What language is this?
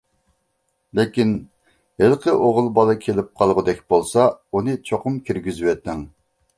Uyghur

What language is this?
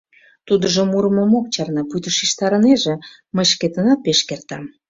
Mari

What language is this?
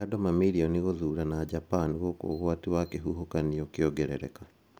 Kikuyu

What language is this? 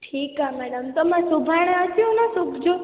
Sindhi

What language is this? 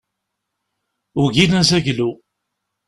Kabyle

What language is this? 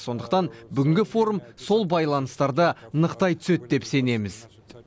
Kazakh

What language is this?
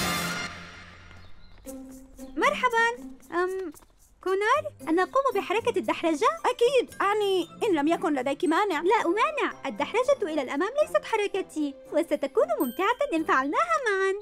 Arabic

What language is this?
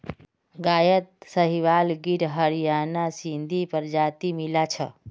Magahi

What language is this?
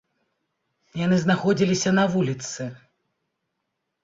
Belarusian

